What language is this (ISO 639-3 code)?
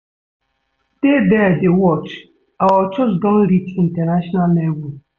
pcm